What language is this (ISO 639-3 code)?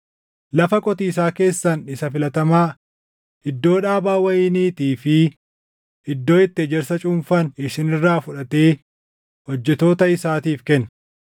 orm